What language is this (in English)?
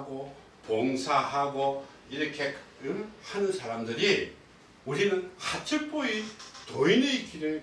Korean